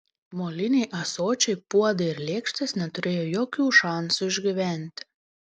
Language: Lithuanian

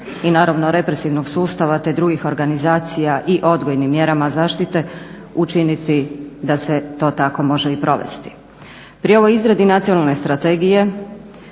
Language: Croatian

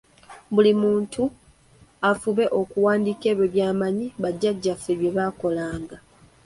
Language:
Ganda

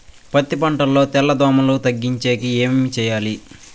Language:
Telugu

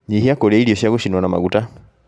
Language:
Kikuyu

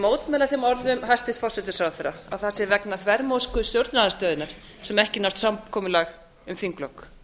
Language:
Icelandic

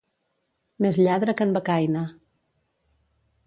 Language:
Catalan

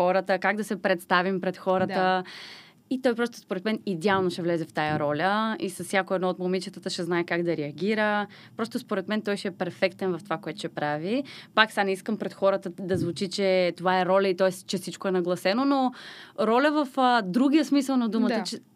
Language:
Bulgarian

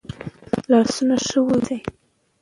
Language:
Pashto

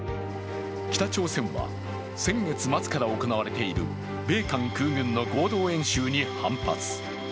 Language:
Japanese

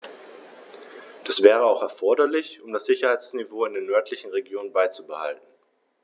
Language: German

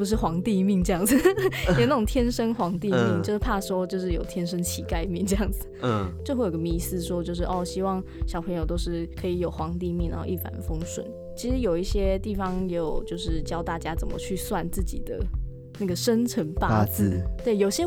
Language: Chinese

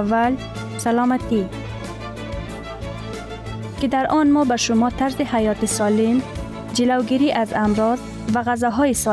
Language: Persian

